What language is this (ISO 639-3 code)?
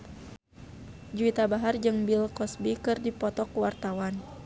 sun